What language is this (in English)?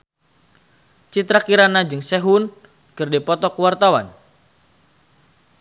Sundanese